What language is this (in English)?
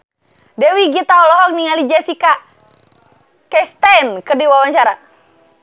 Sundanese